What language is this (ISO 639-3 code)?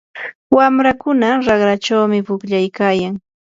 qur